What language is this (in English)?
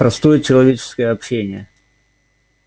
Russian